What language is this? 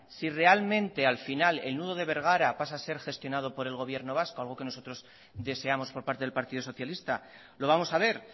Spanish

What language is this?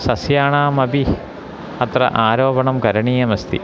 Sanskrit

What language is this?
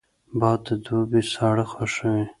Pashto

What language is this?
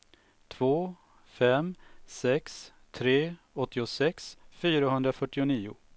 Swedish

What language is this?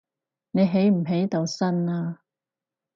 Cantonese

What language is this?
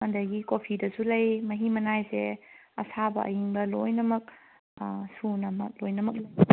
Manipuri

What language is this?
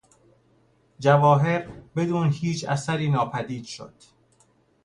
Persian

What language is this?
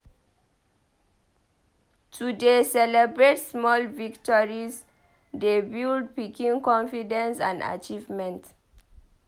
Nigerian Pidgin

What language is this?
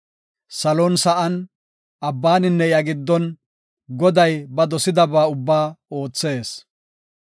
Gofa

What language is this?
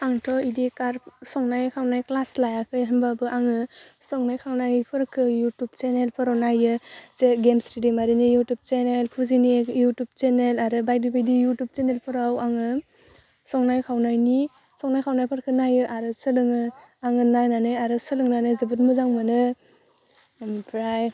Bodo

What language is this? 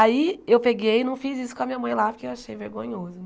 Portuguese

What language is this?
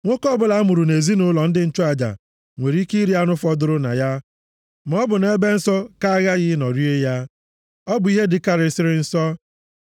Igbo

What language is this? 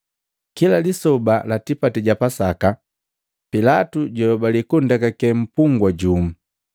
Matengo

